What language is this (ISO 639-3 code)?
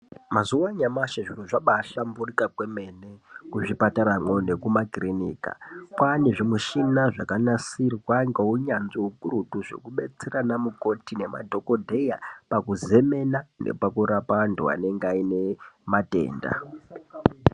ndc